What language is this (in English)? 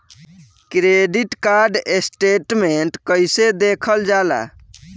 Bhojpuri